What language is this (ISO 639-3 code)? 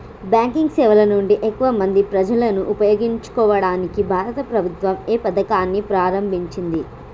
tel